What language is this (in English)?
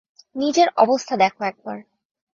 Bangla